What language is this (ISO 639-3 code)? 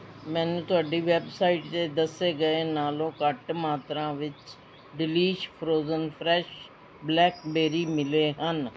pan